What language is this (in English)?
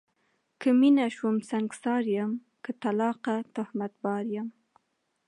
Pashto